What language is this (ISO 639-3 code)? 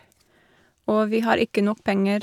nor